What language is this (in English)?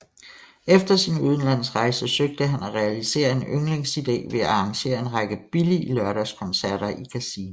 Danish